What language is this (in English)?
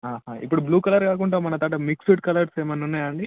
Telugu